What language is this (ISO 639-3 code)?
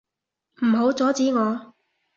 yue